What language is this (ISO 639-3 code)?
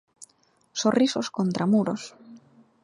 glg